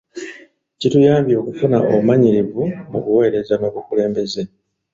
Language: Ganda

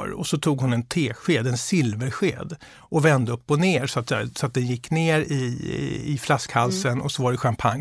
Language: Swedish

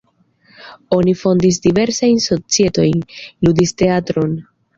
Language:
Esperanto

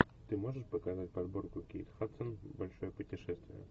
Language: Russian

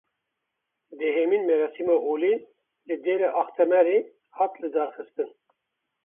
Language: Kurdish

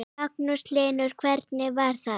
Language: Icelandic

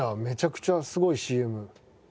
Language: Japanese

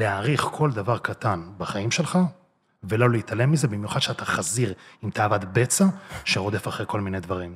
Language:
Hebrew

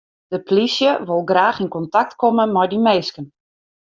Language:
Western Frisian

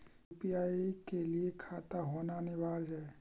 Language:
Magahi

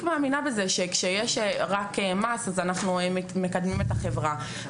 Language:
Hebrew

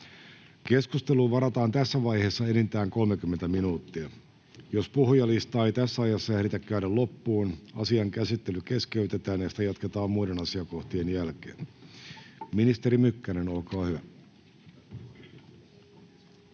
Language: Finnish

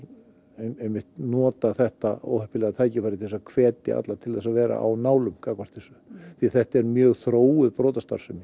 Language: Icelandic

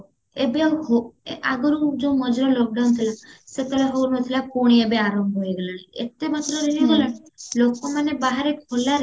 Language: Odia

